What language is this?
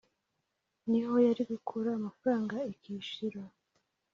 Kinyarwanda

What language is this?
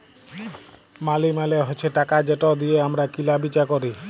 Bangla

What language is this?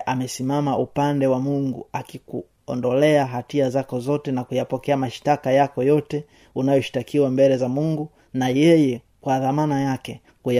Swahili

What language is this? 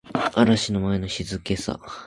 Japanese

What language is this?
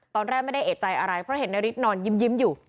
Thai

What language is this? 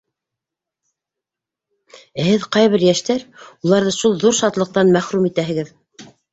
Bashkir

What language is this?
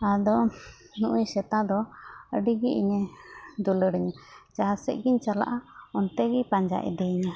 Santali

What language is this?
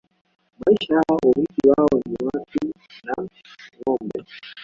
Swahili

